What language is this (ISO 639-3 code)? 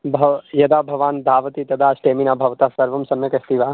san